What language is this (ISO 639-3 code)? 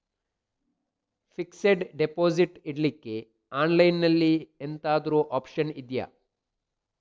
kan